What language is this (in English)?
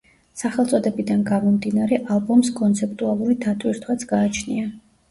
Georgian